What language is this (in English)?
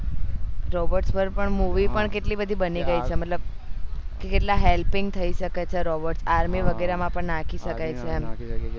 Gujarati